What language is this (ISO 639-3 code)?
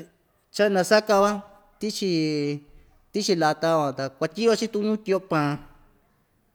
vmj